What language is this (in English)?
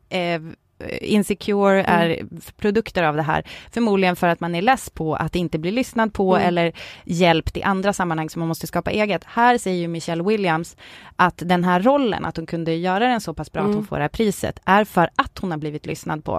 Swedish